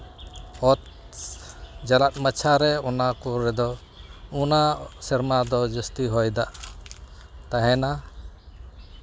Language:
Santali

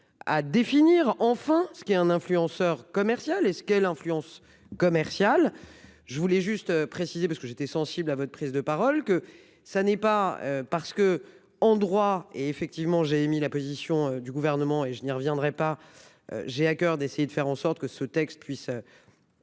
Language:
French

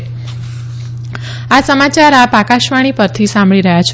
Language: Gujarati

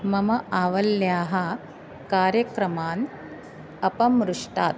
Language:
Sanskrit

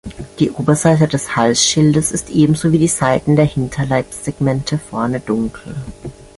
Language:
German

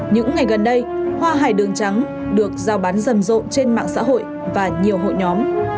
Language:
Vietnamese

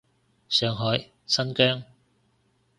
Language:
Cantonese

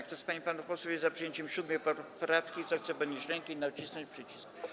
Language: Polish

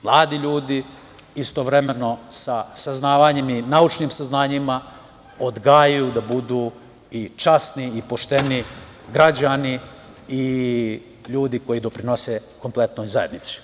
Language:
Serbian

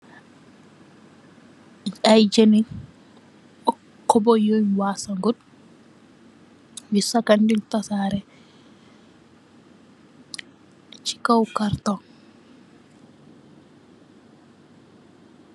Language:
Wolof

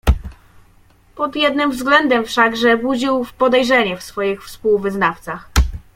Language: Polish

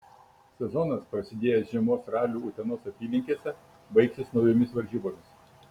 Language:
Lithuanian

